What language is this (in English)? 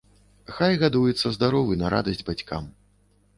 Belarusian